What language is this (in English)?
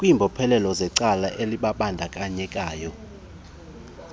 Xhosa